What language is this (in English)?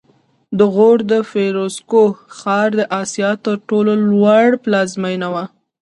Pashto